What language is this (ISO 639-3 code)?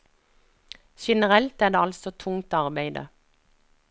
nor